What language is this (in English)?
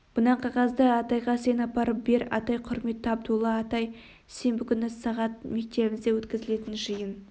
Kazakh